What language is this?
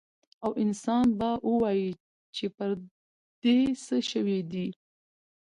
Pashto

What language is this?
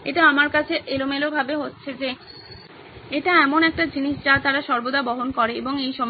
Bangla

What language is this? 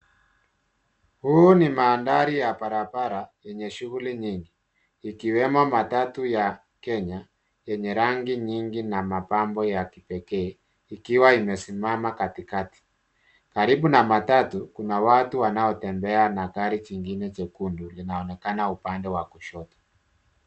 Swahili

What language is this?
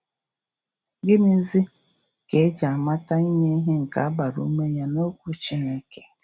Igbo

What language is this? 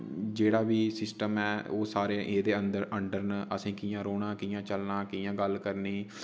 Dogri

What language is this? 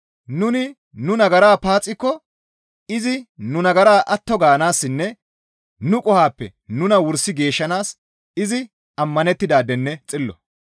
Gamo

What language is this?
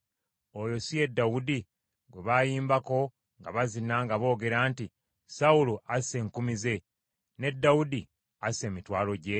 Ganda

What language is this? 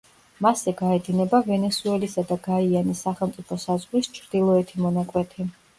Georgian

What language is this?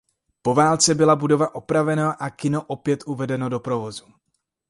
Czech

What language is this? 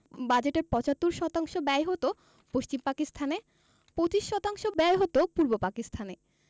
Bangla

